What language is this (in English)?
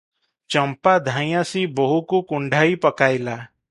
Odia